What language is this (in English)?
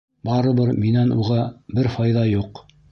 Bashkir